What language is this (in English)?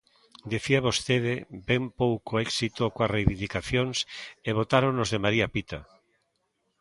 Galician